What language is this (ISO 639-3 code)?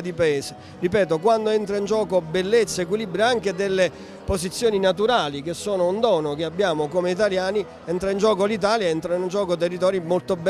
ita